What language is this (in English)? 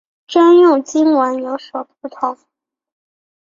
Chinese